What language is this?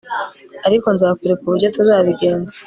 Kinyarwanda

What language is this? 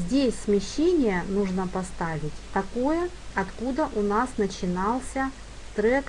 Russian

